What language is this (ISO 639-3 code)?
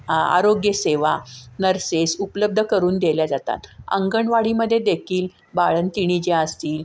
mar